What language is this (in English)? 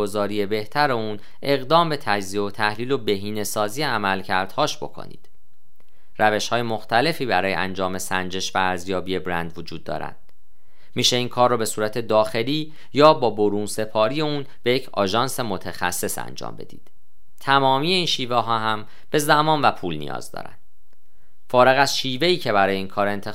Persian